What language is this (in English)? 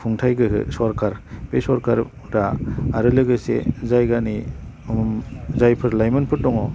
Bodo